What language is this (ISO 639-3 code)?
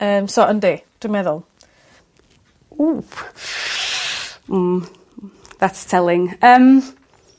cym